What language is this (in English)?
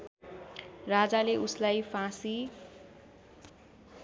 Nepali